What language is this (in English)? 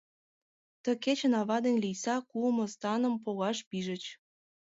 Mari